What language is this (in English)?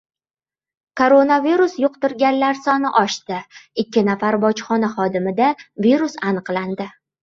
Uzbek